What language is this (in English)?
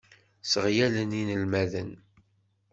Kabyle